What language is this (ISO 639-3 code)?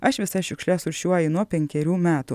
lit